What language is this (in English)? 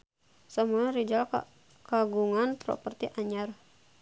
Sundanese